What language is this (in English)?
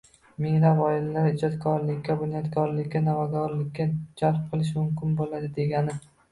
Uzbek